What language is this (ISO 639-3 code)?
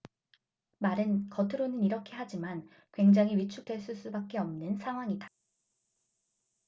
kor